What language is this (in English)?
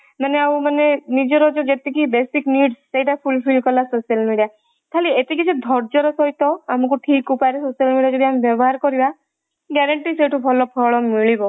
Odia